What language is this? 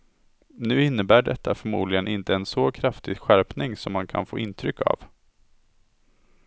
Swedish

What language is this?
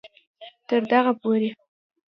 Pashto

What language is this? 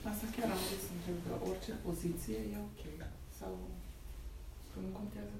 Romanian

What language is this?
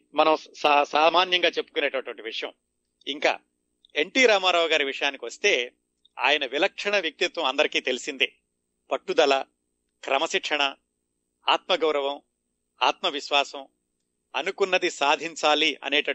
Telugu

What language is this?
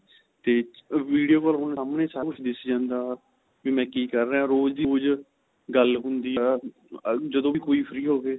Punjabi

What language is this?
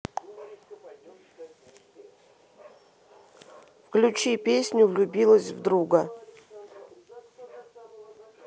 Russian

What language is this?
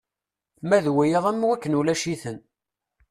Kabyle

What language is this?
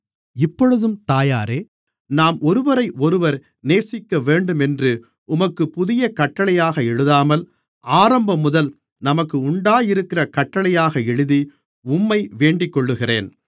Tamil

